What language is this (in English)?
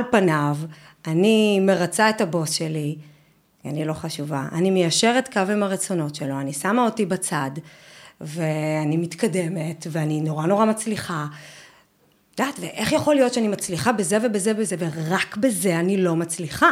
Hebrew